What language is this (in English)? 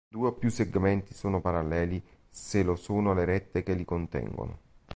Italian